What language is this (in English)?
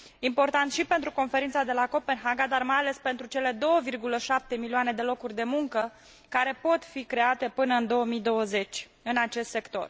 Romanian